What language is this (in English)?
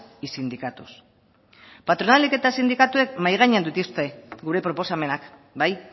Basque